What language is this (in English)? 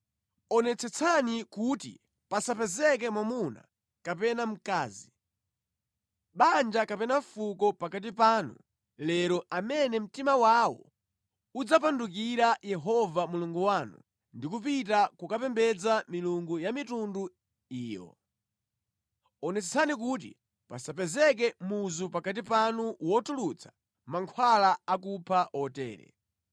Nyanja